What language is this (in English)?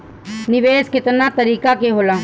Bhojpuri